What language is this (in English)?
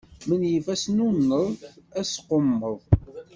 Kabyle